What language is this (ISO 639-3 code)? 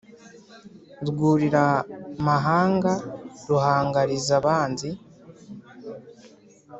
kin